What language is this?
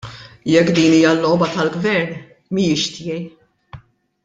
Maltese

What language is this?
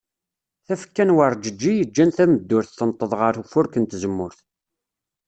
Kabyle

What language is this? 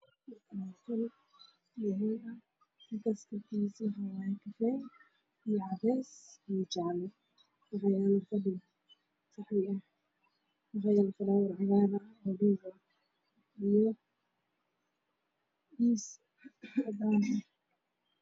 Somali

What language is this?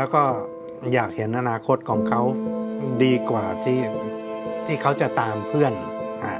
Thai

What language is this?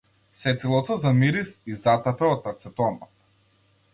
Macedonian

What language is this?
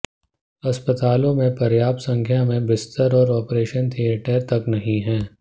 Hindi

